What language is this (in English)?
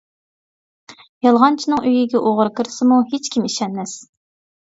Uyghur